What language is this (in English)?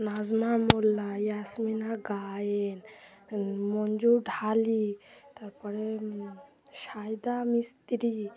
Bangla